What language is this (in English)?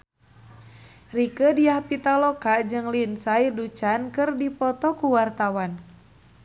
Sundanese